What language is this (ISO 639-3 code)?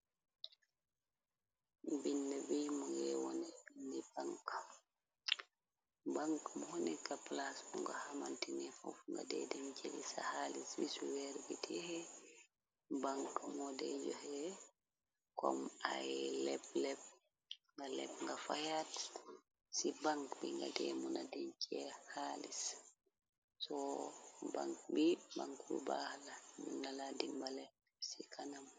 wol